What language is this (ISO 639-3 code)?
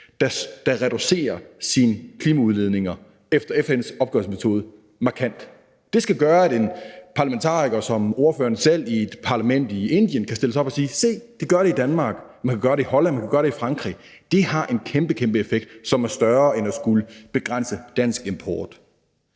dan